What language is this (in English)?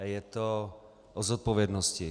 Czech